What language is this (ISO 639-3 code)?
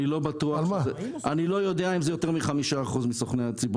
heb